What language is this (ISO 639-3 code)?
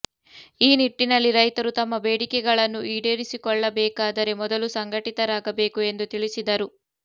kan